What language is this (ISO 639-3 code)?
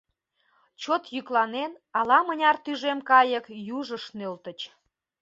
chm